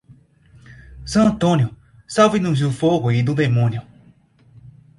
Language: Portuguese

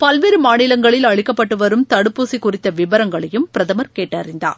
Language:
Tamil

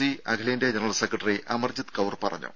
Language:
Malayalam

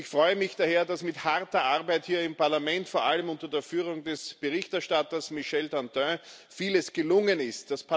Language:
German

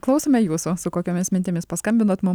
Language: Lithuanian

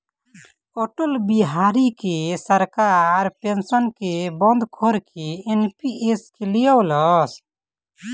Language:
Bhojpuri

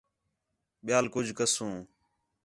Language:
Khetrani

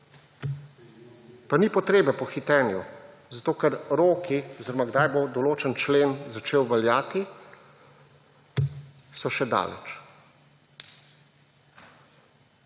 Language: Slovenian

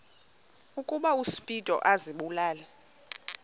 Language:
Xhosa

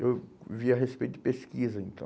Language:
Portuguese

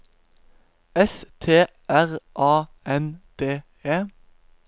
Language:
Norwegian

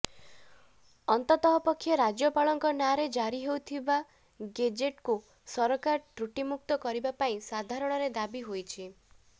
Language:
Odia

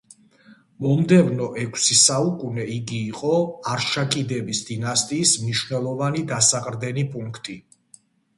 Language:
Georgian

